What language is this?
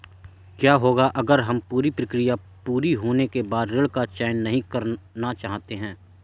Hindi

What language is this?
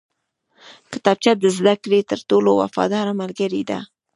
Pashto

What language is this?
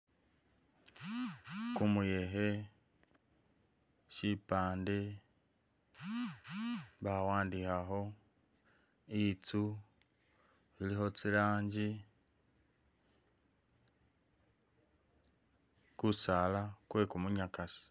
Masaaba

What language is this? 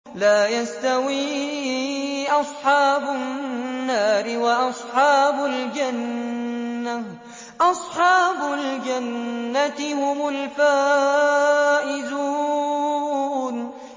Arabic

